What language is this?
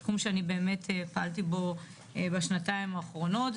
Hebrew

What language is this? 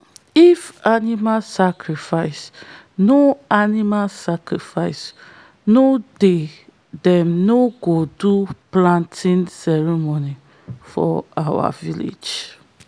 Nigerian Pidgin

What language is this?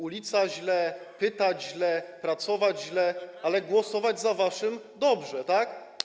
Polish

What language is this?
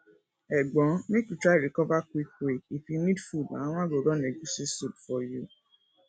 Nigerian Pidgin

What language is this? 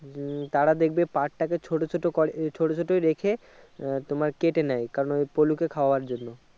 Bangla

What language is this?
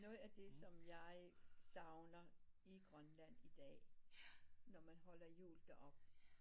Danish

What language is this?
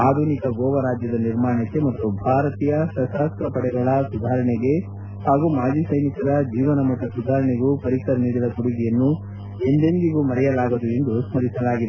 Kannada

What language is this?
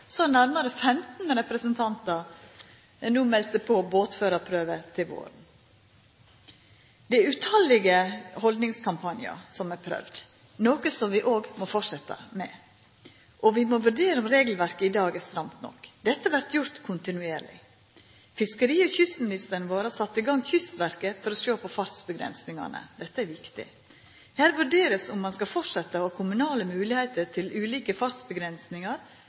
Norwegian Nynorsk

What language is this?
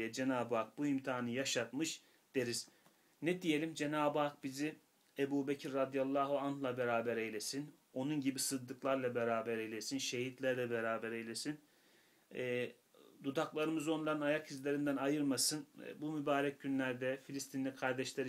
Turkish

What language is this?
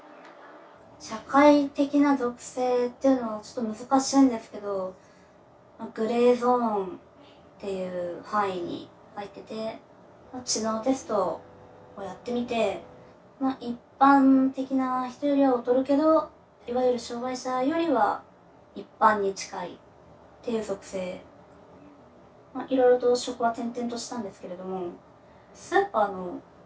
Japanese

